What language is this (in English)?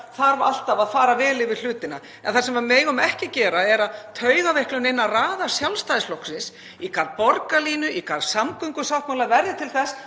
Icelandic